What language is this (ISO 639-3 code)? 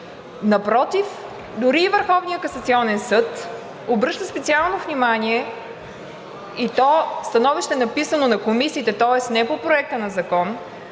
bul